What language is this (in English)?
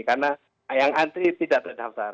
Indonesian